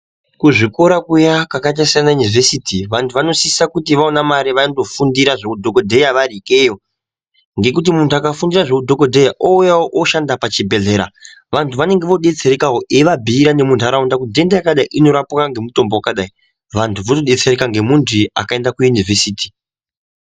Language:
Ndau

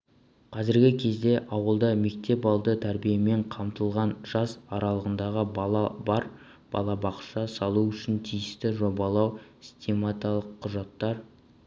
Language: Kazakh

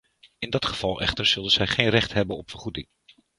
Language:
Dutch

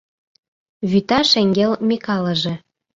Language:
Mari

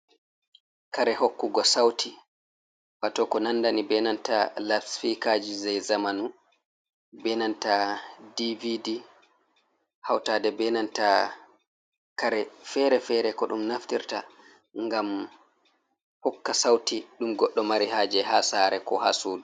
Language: Fula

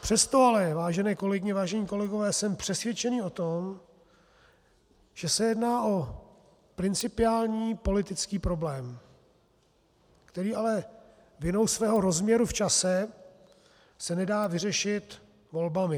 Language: Czech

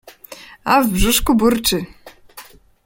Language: Polish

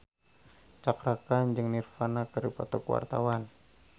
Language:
Sundanese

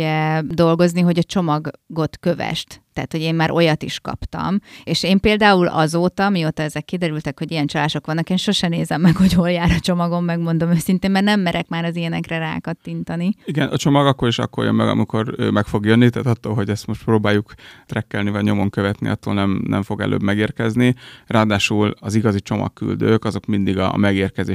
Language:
Hungarian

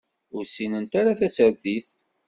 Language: Kabyle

